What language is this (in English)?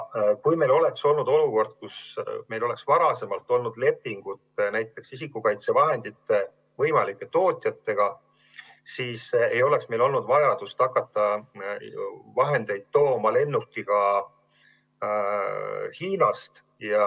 Estonian